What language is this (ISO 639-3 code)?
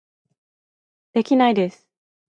jpn